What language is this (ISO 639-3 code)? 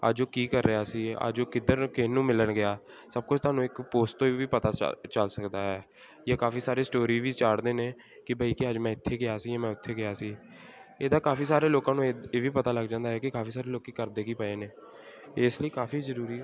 pan